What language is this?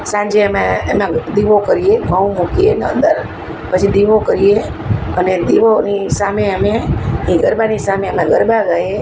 Gujarati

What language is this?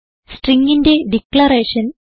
Malayalam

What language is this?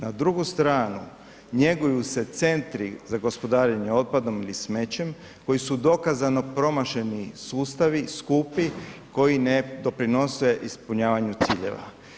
Croatian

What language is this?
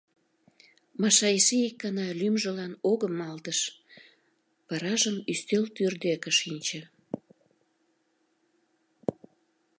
Mari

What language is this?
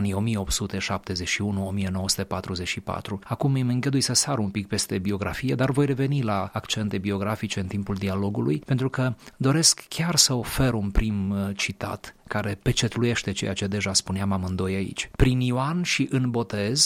Romanian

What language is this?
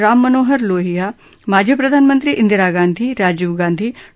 Marathi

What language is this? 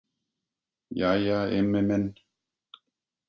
Icelandic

